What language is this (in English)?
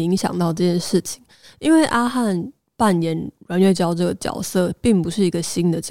Chinese